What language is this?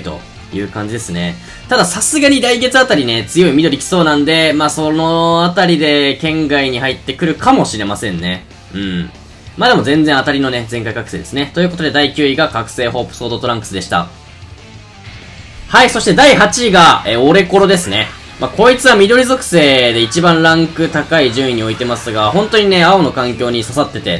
Japanese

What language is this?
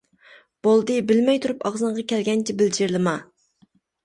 Uyghur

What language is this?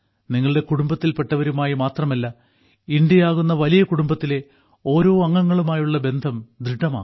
Malayalam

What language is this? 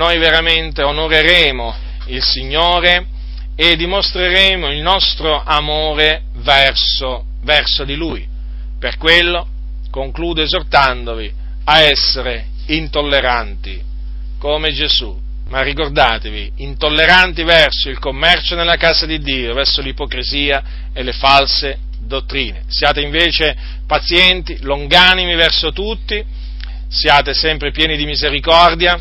Italian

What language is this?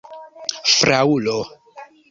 Esperanto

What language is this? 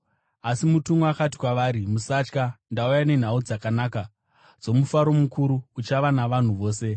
Shona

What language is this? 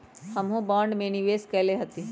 Magahi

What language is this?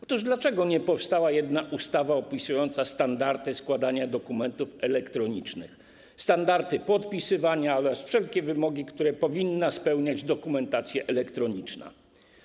Polish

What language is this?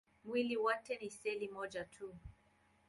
Swahili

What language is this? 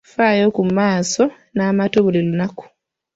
Ganda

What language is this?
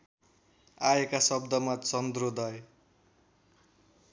Nepali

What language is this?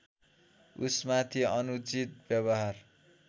Nepali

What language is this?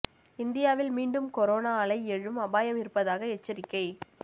Tamil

